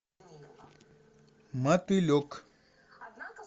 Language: Russian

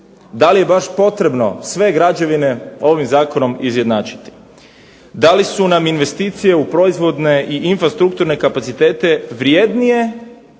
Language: Croatian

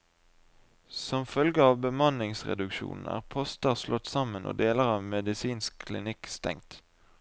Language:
Norwegian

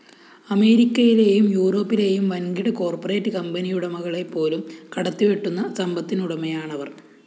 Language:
Malayalam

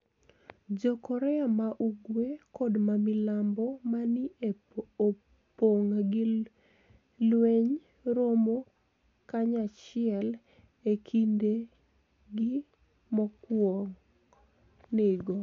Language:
Luo (Kenya and Tanzania)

